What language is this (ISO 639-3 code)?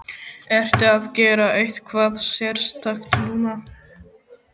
isl